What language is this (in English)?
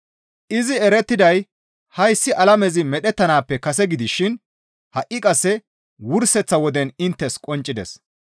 Gamo